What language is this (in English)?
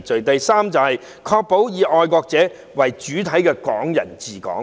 Cantonese